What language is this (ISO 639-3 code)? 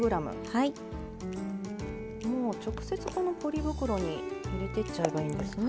jpn